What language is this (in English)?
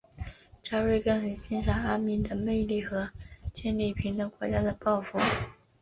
Chinese